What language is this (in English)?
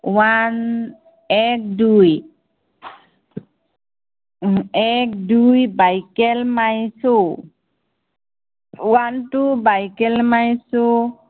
Assamese